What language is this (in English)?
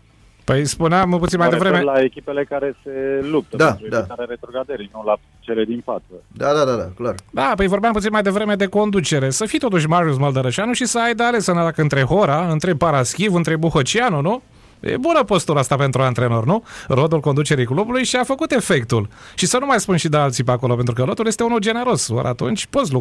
Romanian